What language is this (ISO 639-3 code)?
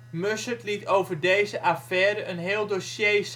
nld